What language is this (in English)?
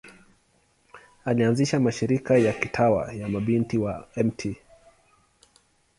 Swahili